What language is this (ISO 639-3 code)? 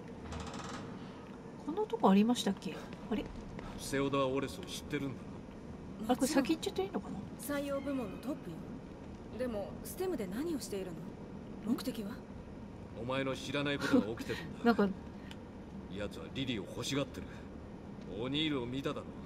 jpn